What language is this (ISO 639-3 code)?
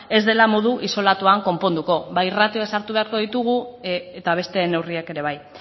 eus